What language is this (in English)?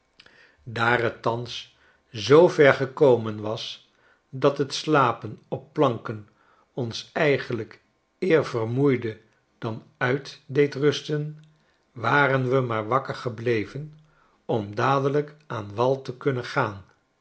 Dutch